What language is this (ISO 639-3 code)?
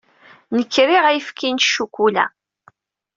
kab